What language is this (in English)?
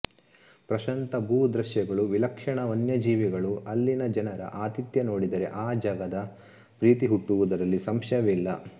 Kannada